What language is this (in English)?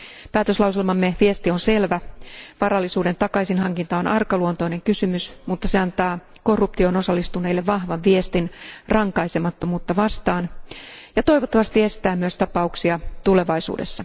Finnish